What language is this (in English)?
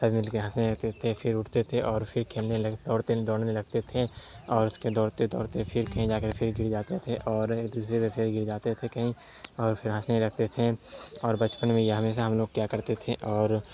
Urdu